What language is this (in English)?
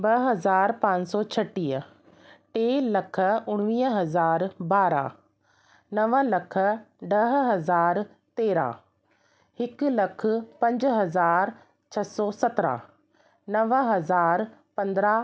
Sindhi